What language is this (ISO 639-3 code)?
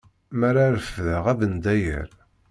kab